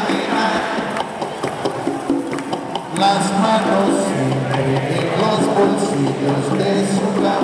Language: Spanish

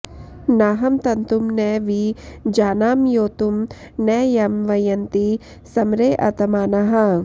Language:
Sanskrit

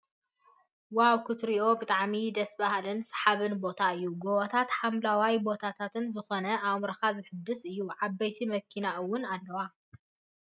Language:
Tigrinya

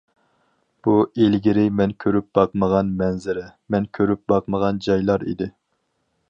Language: Uyghur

